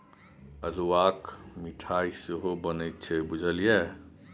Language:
Maithili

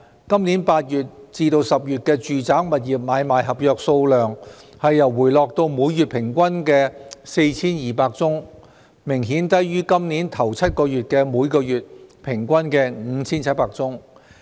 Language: Cantonese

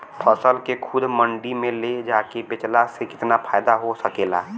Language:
Bhojpuri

